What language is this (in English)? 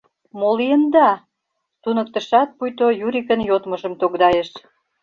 Mari